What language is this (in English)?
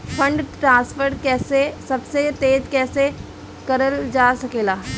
Bhojpuri